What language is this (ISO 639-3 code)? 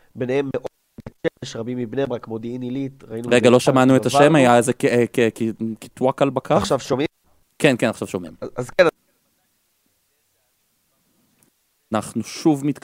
heb